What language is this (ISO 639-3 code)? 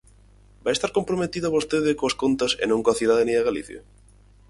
glg